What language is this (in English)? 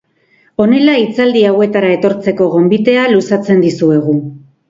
Basque